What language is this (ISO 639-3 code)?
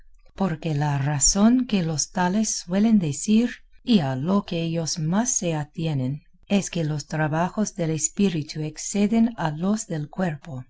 spa